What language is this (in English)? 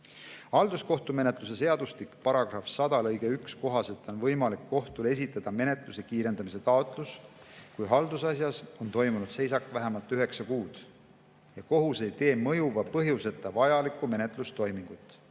Estonian